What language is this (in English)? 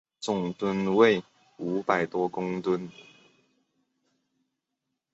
Chinese